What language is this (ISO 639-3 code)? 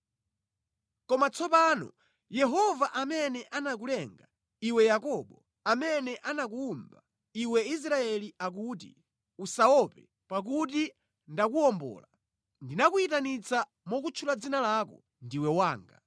nya